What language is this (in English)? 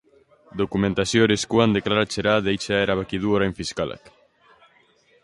Basque